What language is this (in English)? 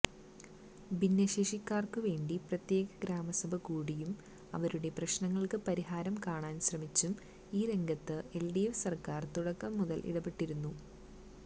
Malayalam